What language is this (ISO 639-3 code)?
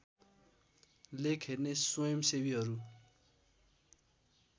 nep